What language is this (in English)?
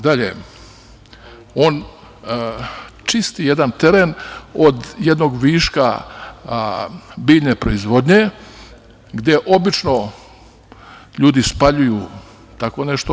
Serbian